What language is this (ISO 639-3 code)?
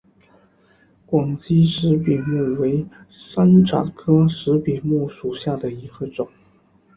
zho